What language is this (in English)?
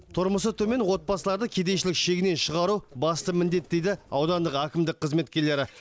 Kazakh